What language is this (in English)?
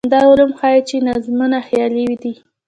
Pashto